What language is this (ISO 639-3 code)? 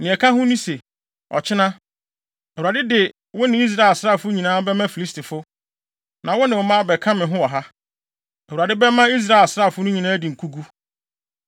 aka